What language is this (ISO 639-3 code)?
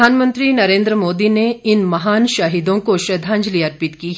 hin